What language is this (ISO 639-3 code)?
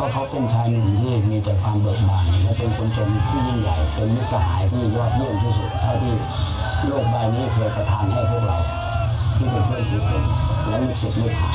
tha